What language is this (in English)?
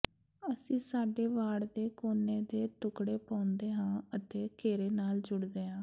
Punjabi